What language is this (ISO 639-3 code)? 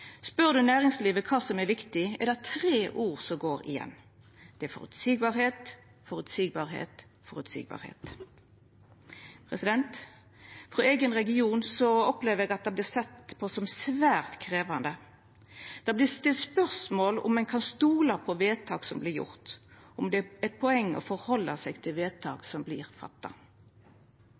nno